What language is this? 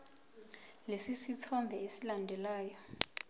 Zulu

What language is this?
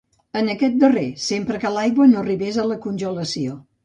Catalan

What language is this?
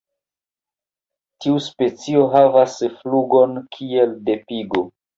Esperanto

